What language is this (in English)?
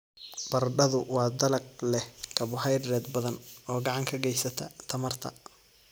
Somali